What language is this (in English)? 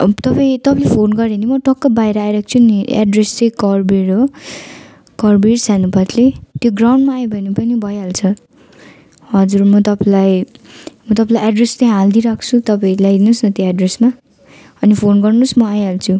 Nepali